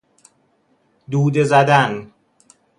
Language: Persian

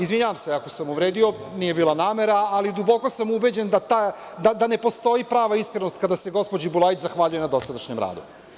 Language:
Serbian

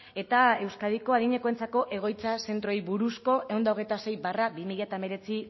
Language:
Basque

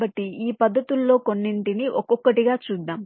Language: Telugu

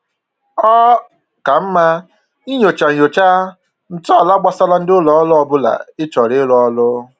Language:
Igbo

